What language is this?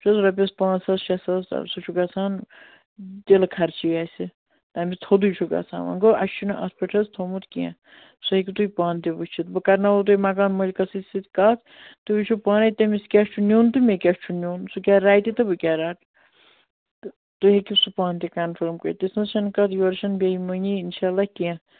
Kashmiri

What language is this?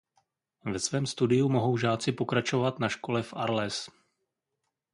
Czech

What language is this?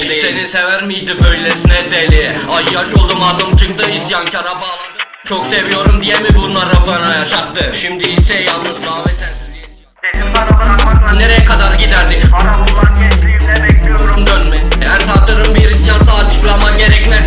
Turkish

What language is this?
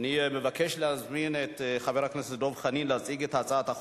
Hebrew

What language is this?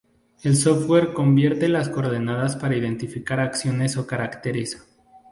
Spanish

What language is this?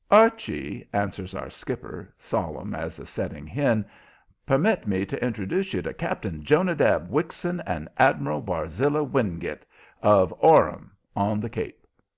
English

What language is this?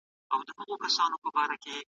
Pashto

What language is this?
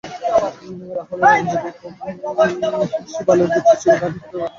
Bangla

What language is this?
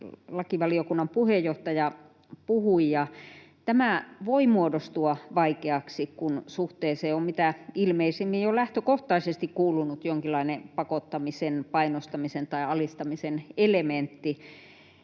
Finnish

